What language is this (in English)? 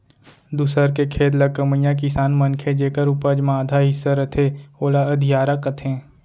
Chhattisgarhi